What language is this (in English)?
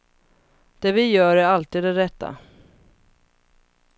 Swedish